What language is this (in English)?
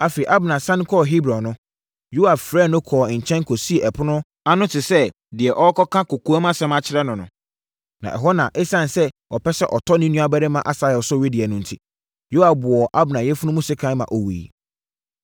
Akan